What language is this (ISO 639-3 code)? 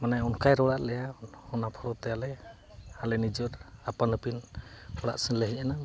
sat